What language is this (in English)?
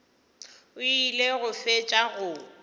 Northern Sotho